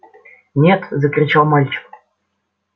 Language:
Russian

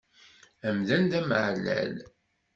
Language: Kabyle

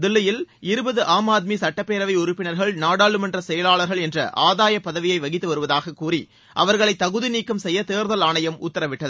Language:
Tamil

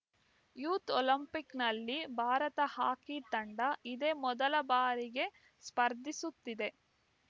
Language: Kannada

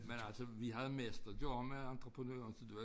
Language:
Danish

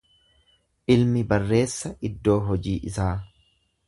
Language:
Oromo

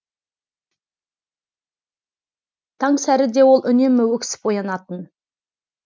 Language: Kazakh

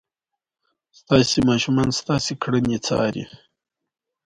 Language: Pashto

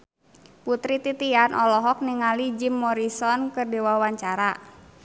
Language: Sundanese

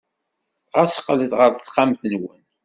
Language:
Kabyle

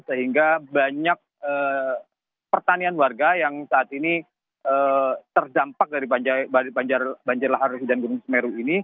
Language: Indonesian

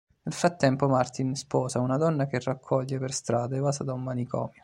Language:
Italian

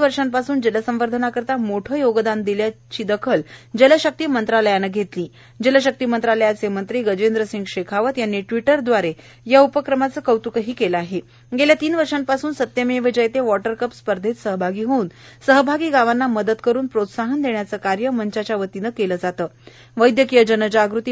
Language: Marathi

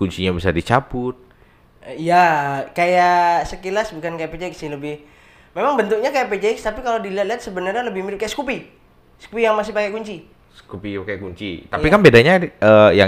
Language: Indonesian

